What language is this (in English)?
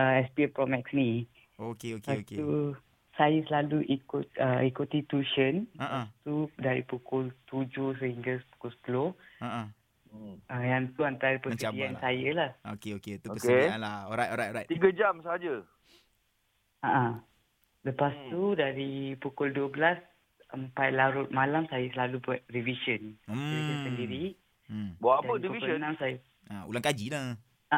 Malay